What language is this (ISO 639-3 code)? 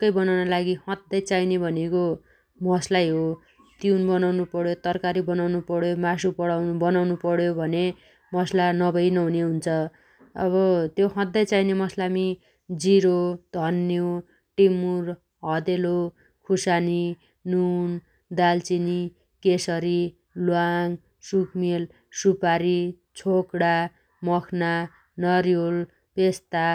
dty